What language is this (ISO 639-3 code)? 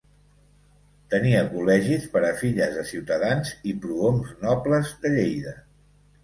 cat